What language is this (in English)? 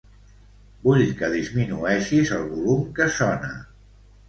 Catalan